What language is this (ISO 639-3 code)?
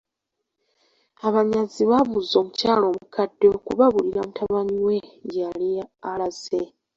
lug